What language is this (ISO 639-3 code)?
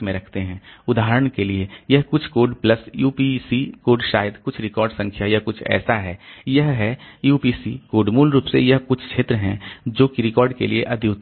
hin